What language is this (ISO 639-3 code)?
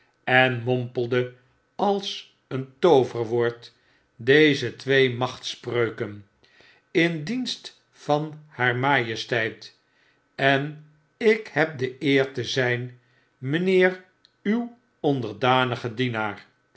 nld